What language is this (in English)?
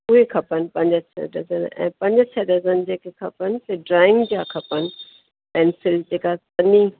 Sindhi